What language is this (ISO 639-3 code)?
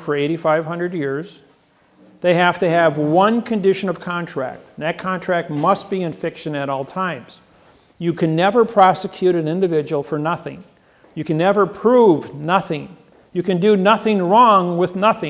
eng